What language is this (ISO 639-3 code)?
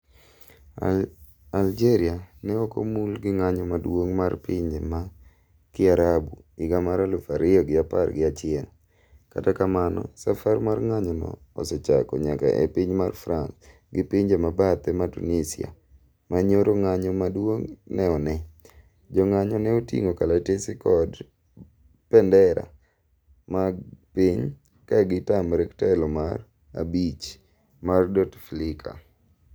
luo